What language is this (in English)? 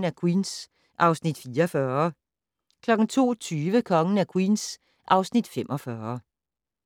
Danish